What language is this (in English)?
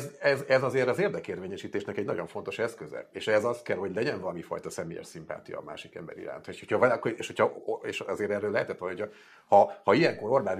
Hungarian